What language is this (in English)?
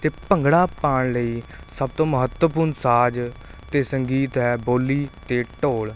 Punjabi